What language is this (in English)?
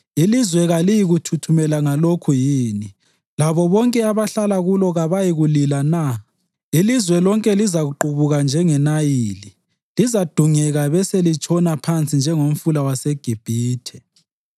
North Ndebele